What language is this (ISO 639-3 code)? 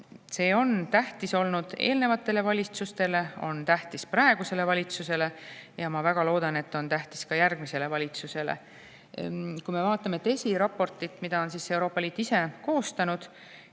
est